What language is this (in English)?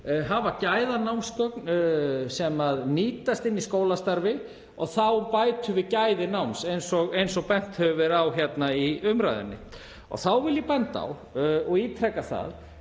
Icelandic